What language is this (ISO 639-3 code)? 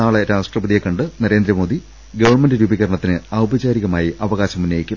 mal